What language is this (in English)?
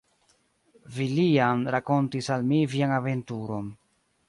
Esperanto